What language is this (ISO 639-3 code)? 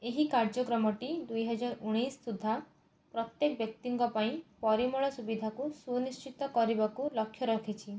ori